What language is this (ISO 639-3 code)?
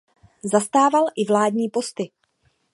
ces